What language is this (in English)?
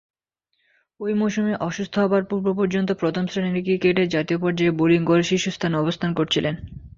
Bangla